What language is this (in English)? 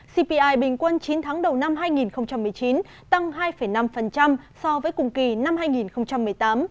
Vietnamese